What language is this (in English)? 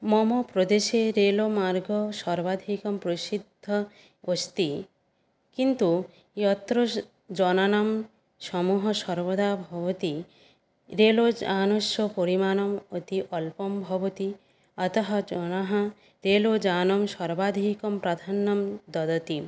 Sanskrit